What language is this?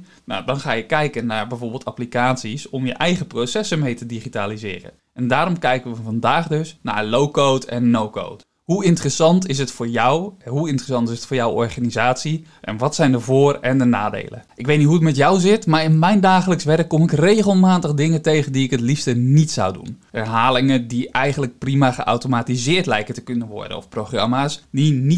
Dutch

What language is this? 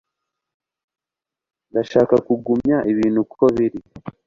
Kinyarwanda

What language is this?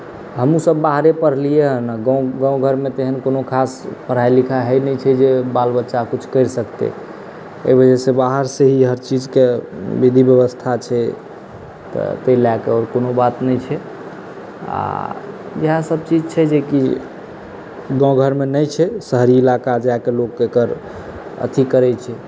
Maithili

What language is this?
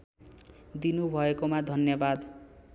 Nepali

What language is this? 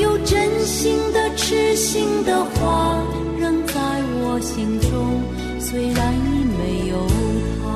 Chinese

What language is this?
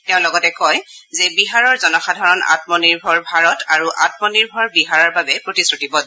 Assamese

